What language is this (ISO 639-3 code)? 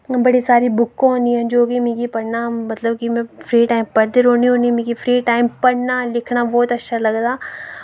doi